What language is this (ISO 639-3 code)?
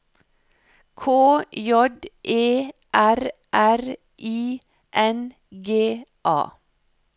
nor